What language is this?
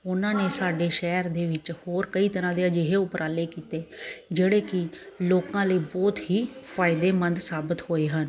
Punjabi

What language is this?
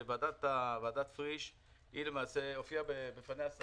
Hebrew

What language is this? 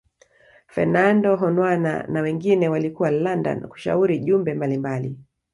Swahili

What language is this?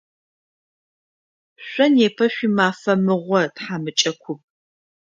Adyghe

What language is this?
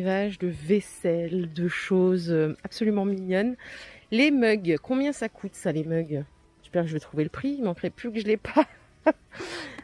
French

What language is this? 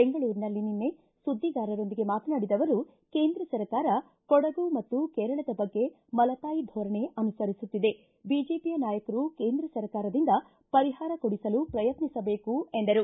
Kannada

